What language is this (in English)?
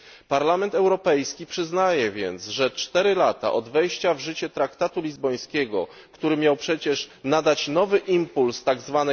Polish